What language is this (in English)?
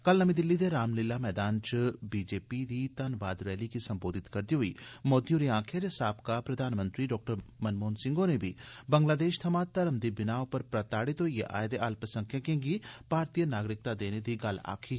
Dogri